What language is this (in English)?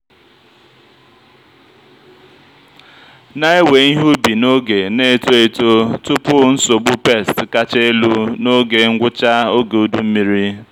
Igbo